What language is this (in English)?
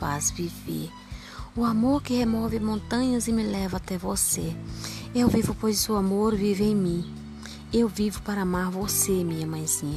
Portuguese